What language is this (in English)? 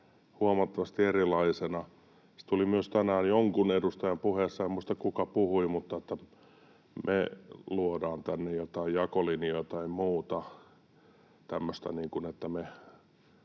Finnish